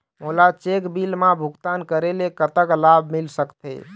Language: Chhattisgarhi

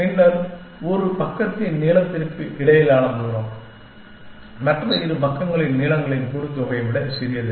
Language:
Tamil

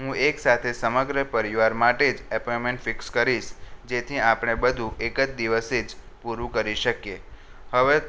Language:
Gujarati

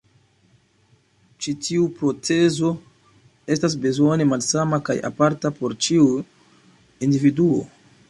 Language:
Esperanto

